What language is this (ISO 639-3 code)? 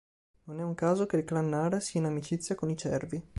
ita